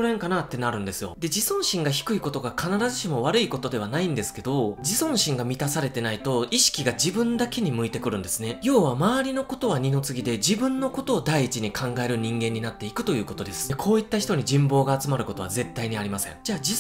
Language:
Japanese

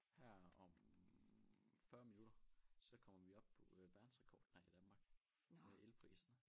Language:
Danish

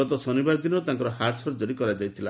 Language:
Odia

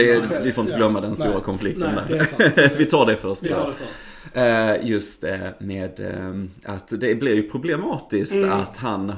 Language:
Swedish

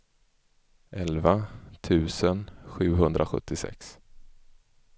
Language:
Swedish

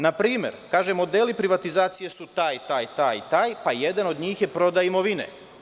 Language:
Serbian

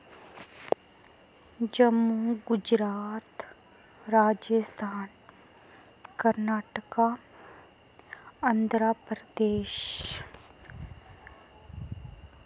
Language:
Dogri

